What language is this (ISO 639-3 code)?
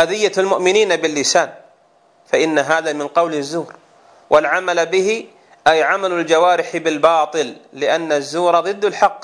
ara